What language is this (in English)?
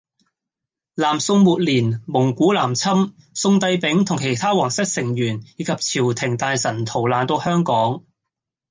Cantonese